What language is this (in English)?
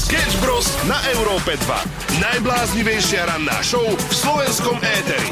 Slovak